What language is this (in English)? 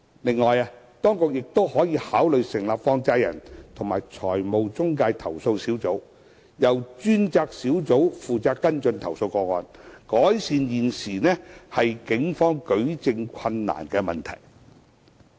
Cantonese